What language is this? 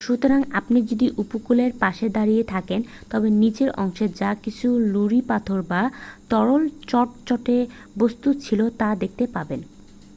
Bangla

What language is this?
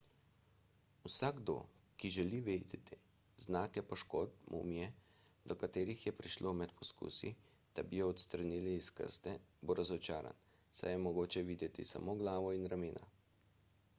Slovenian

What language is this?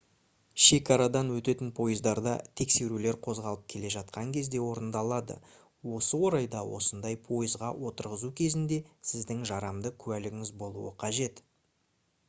Kazakh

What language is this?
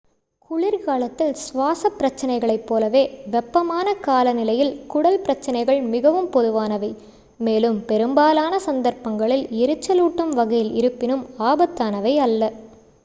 Tamil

